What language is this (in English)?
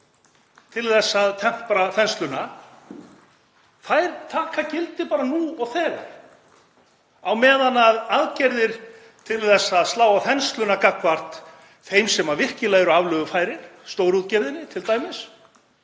Icelandic